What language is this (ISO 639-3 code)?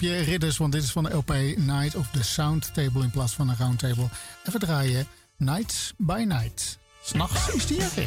nld